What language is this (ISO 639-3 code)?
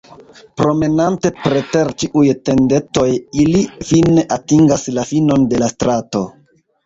epo